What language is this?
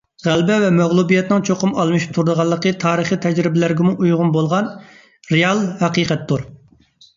Uyghur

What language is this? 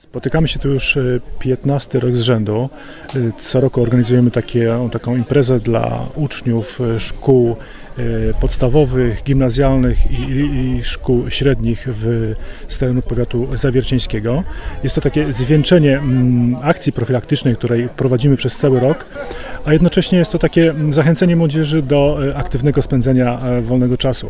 Polish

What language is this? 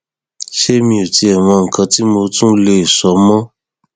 Yoruba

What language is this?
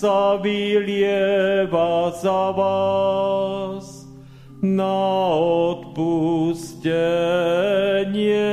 Slovak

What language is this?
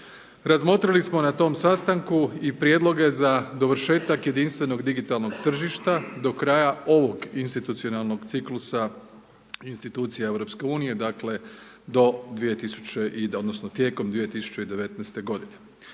Croatian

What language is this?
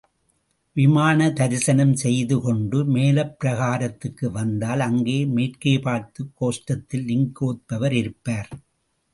Tamil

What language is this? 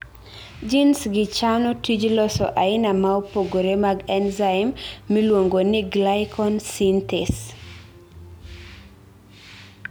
Luo (Kenya and Tanzania)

